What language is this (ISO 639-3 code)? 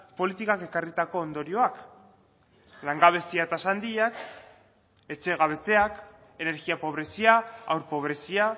eus